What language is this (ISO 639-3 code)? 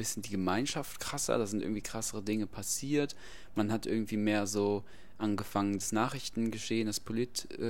deu